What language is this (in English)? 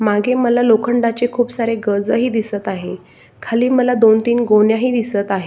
Marathi